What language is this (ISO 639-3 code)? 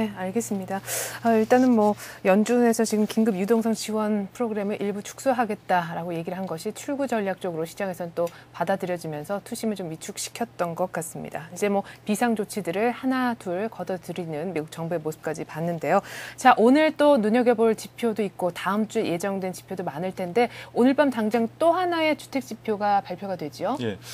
kor